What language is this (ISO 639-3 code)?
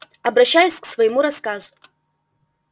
rus